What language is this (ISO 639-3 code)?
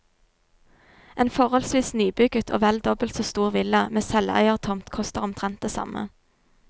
nor